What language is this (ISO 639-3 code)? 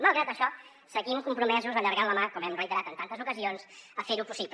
cat